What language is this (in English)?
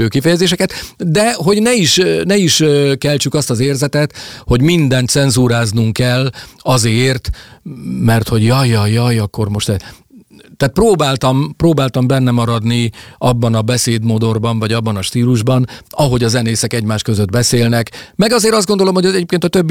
Hungarian